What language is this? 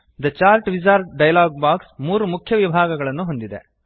Kannada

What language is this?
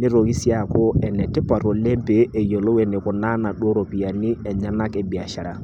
Masai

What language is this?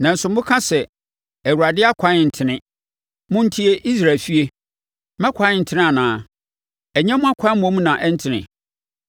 Akan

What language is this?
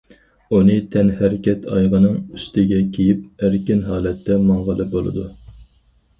Uyghur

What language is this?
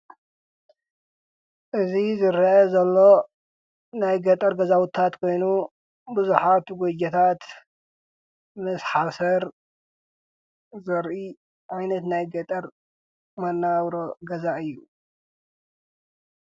Tigrinya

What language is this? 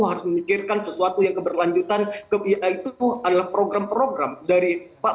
Indonesian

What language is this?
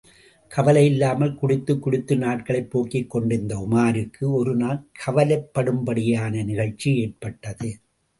Tamil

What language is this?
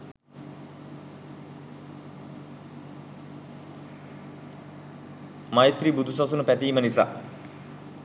Sinhala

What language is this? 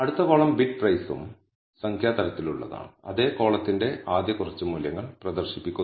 Malayalam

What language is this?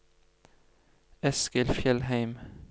Norwegian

